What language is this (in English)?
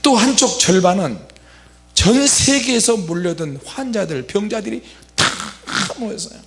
Korean